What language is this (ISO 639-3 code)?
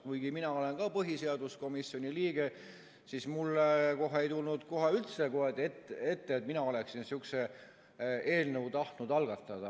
est